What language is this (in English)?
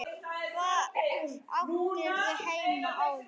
Icelandic